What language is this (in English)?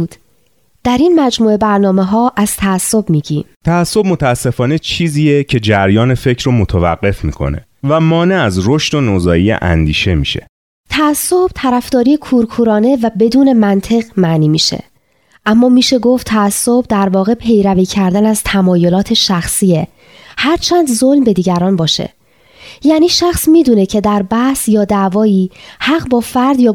Persian